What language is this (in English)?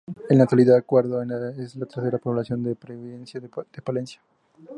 Spanish